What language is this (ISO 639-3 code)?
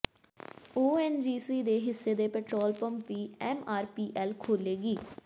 pan